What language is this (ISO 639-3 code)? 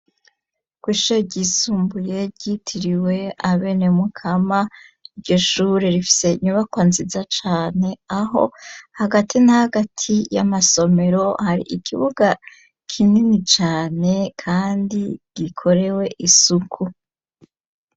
run